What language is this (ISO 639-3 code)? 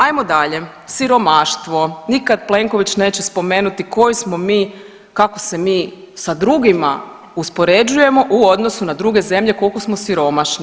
hrv